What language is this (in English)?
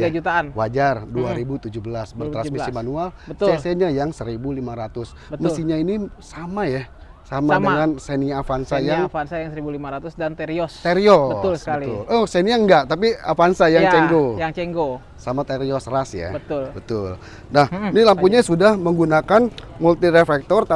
Indonesian